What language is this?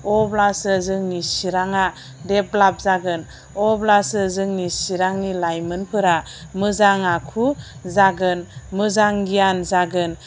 Bodo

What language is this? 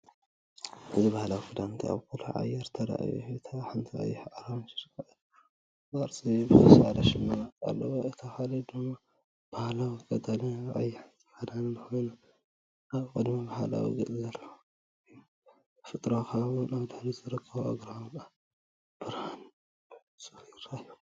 Tigrinya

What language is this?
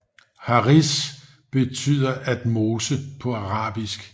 Danish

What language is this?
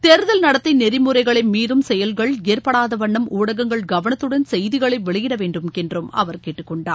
Tamil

